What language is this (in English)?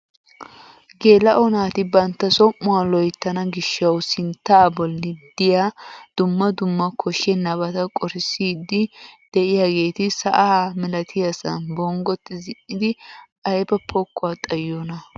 Wolaytta